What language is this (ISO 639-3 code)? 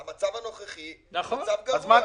heb